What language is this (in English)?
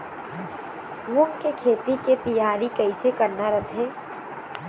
Chhattisgarhi